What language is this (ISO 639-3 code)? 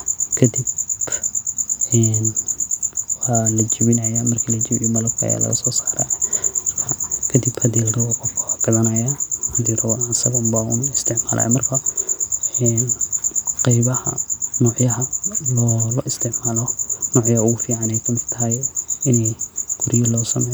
som